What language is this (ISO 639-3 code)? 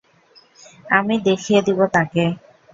ben